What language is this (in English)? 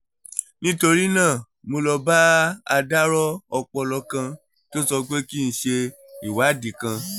Yoruba